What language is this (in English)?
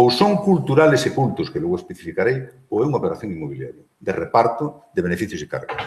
Spanish